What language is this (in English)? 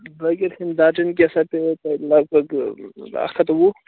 Kashmiri